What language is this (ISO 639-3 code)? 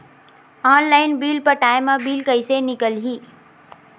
hne